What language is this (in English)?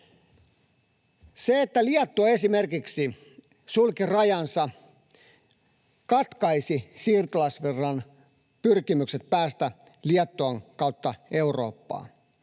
Finnish